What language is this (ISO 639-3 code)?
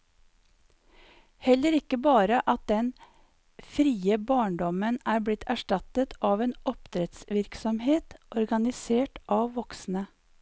nor